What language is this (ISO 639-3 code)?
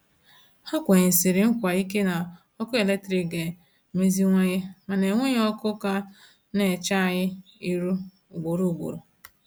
ibo